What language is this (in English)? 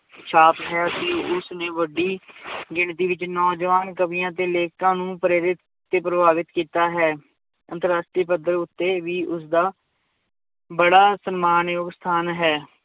Punjabi